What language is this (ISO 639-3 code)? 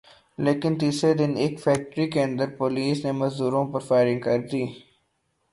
urd